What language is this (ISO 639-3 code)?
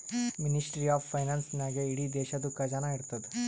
kan